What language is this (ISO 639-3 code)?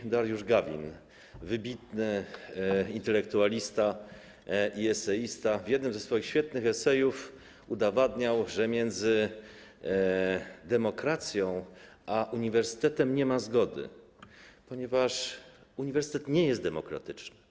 pol